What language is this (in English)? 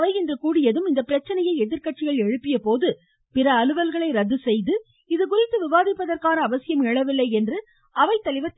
Tamil